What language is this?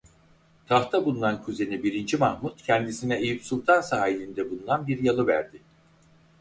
Turkish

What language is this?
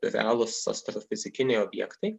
Lithuanian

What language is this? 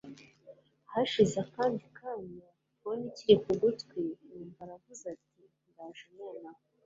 Kinyarwanda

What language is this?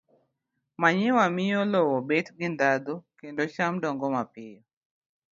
Luo (Kenya and Tanzania)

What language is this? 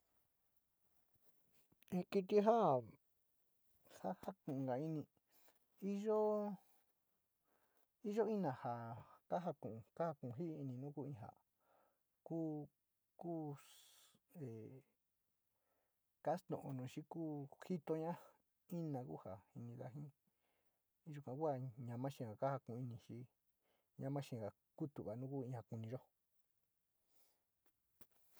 Sinicahua Mixtec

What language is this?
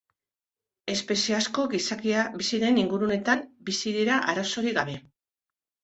Basque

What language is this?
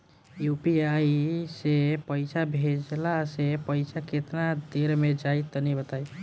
Bhojpuri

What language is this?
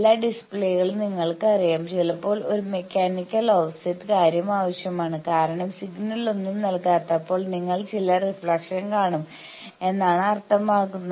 Malayalam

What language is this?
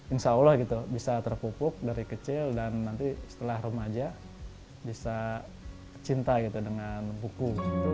Indonesian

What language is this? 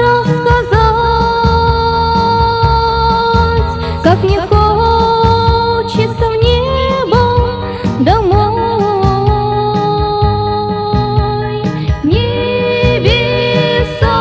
Russian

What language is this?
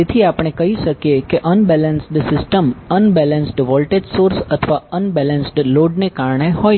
Gujarati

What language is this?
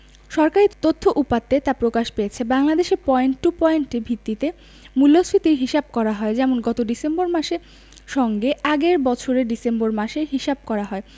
Bangla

